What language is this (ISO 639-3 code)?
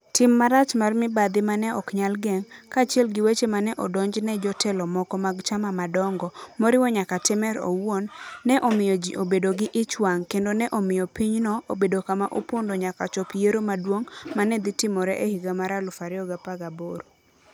luo